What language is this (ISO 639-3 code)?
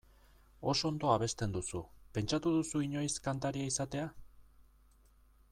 eus